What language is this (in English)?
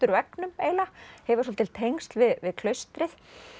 Icelandic